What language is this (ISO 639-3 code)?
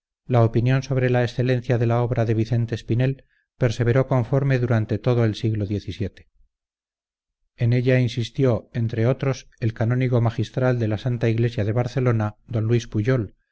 spa